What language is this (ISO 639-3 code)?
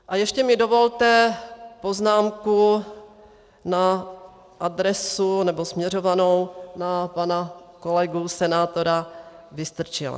ces